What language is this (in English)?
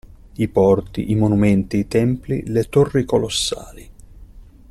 Italian